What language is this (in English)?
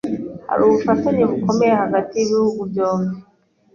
Kinyarwanda